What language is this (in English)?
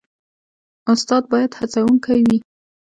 Pashto